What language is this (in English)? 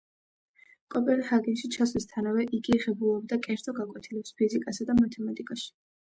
Georgian